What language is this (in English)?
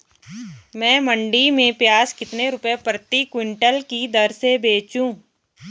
Hindi